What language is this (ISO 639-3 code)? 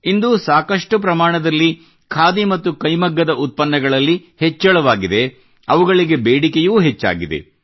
kan